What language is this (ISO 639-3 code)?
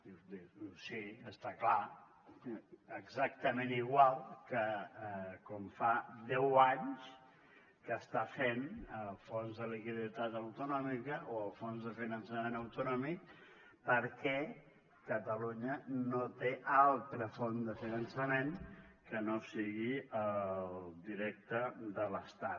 cat